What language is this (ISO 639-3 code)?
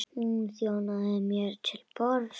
isl